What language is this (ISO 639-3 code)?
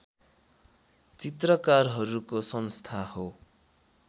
nep